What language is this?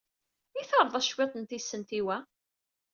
Kabyle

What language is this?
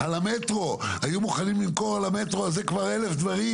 Hebrew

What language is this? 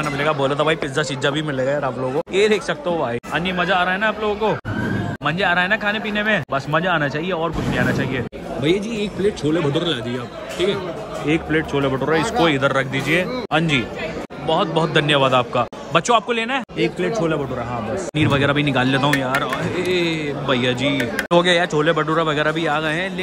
Hindi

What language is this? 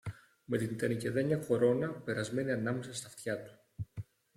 Greek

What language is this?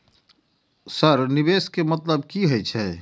Maithili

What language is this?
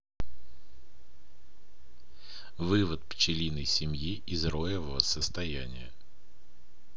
Russian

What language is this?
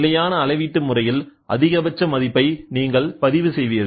Tamil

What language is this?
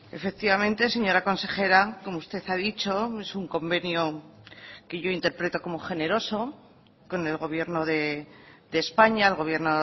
Spanish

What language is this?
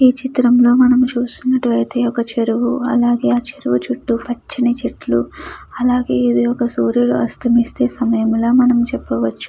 Telugu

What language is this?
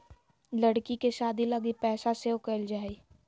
Magahi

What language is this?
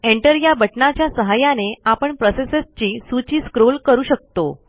Marathi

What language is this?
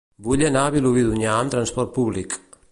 Catalan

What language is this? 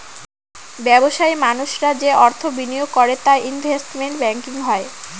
Bangla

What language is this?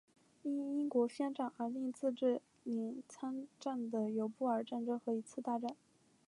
Chinese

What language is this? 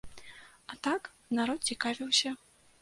Belarusian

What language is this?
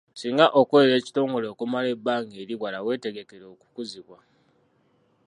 Ganda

